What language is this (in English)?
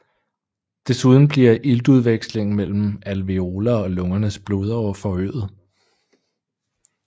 Danish